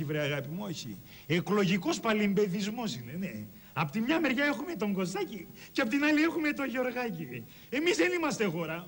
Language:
Greek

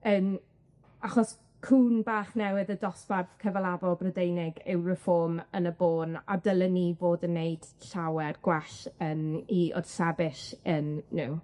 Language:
Welsh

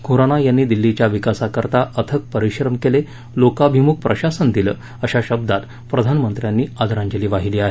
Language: Marathi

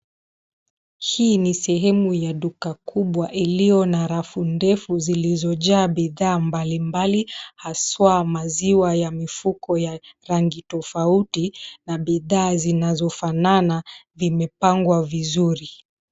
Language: Swahili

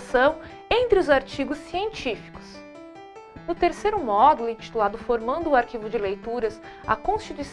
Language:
Portuguese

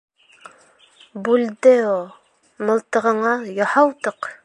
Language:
Bashkir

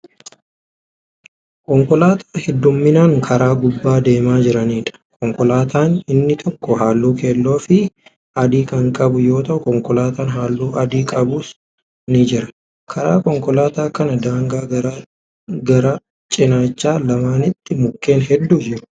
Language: Oromo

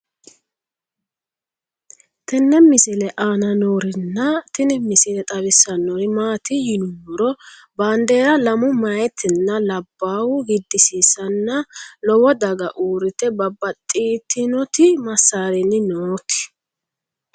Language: Sidamo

